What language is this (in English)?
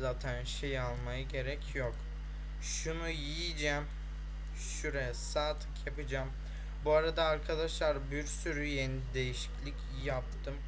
Turkish